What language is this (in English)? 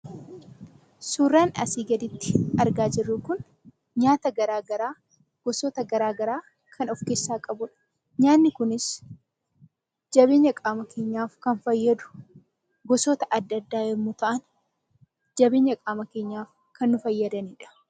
Oromo